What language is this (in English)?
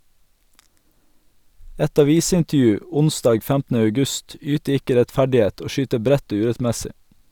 Norwegian